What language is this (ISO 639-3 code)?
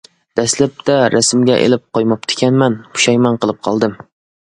uig